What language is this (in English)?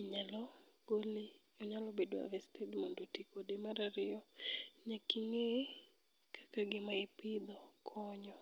Luo (Kenya and Tanzania)